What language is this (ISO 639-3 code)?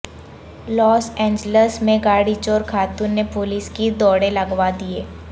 urd